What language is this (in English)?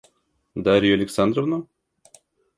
Russian